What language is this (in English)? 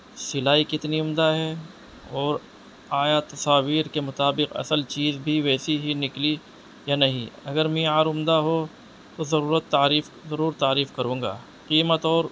Urdu